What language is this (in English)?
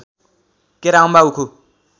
Nepali